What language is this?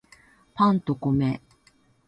Japanese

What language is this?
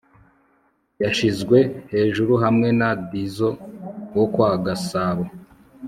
Kinyarwanda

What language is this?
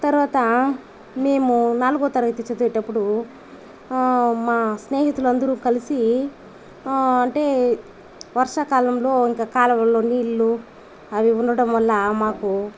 Telugu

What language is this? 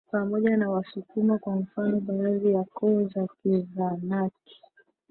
Swahili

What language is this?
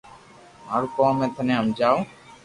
Loarki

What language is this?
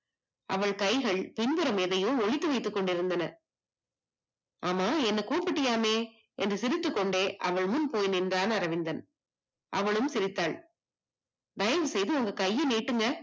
Tamil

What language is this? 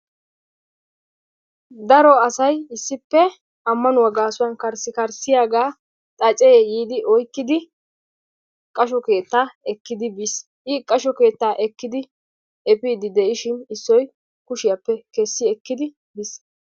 Wolaytta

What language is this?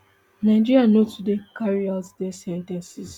Nigerian Pidgin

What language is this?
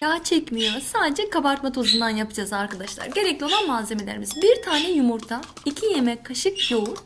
Turkish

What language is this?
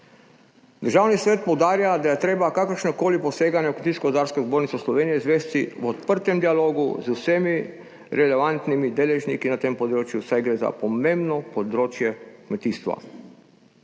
Slovenian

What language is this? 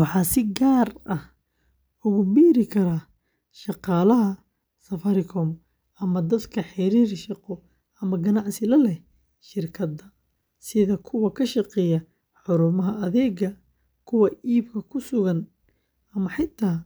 Somali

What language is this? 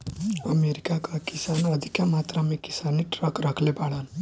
Bhojpuri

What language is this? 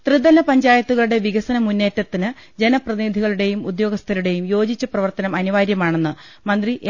Malayalam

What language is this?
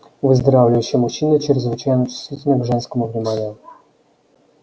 Russian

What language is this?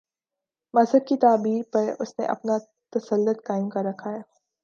Urdu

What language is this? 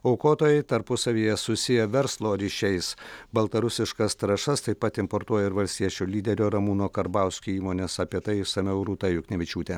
Lithuanian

